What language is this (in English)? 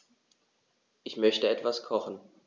German